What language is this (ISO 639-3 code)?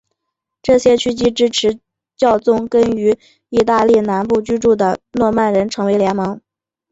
zho